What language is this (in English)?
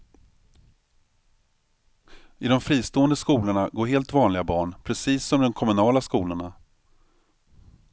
Swedish